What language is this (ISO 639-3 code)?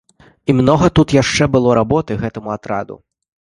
bel